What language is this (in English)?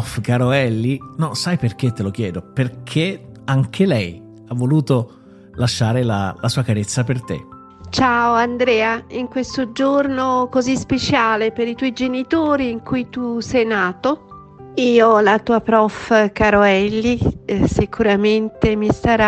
Italian